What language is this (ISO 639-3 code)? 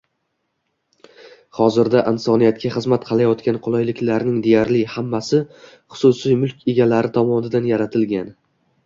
uzb